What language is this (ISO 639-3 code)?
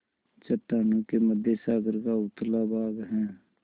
hin